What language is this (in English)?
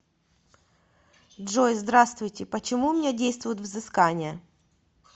Russian